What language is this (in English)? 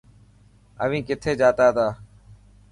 Dhatki